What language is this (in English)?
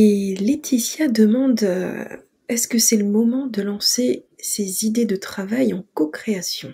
French